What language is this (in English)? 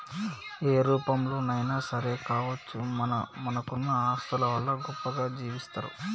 Telugu